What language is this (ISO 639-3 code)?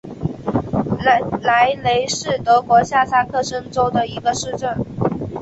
zho